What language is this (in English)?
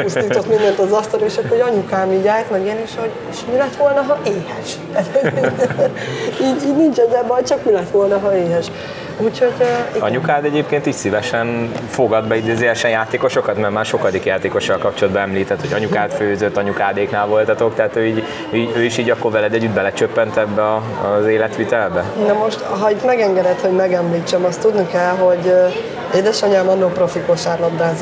Hungarian